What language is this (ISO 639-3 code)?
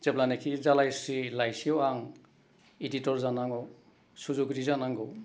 brx